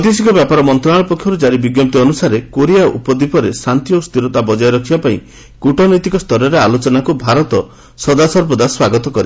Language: Odia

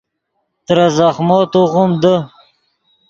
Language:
Yidgha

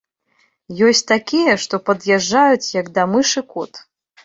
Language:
Belarusian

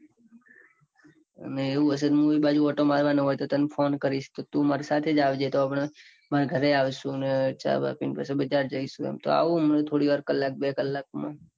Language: Gujarati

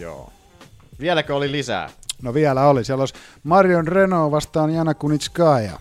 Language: Finnish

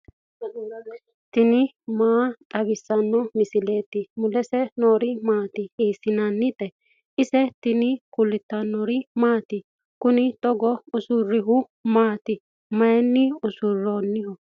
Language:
Sidamo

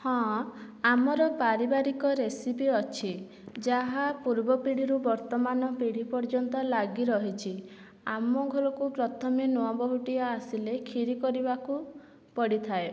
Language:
Odia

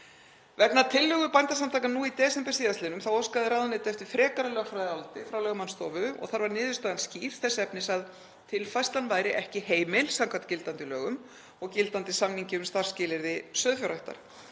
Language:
Icelandic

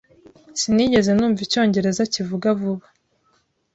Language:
Kinyarwanda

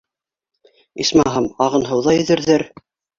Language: Bashkir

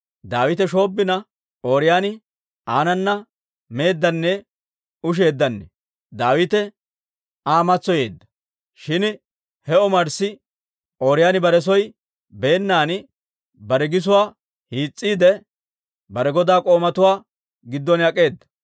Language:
Dawro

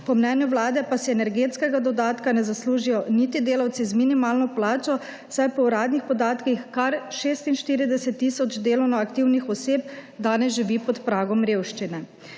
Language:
Slovenian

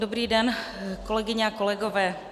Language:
Czech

